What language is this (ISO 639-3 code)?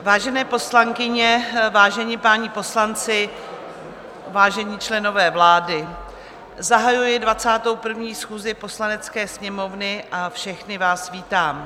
ces